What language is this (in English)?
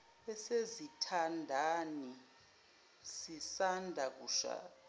Zulu